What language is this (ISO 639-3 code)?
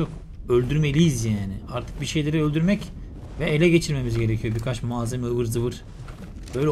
tur